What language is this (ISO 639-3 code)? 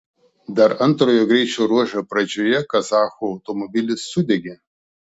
lit